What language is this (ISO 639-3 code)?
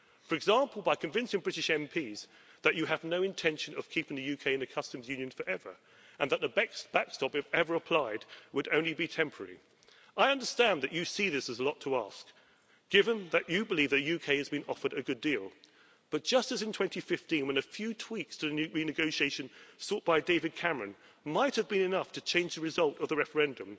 eng